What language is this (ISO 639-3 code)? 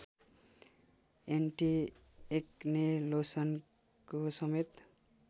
nep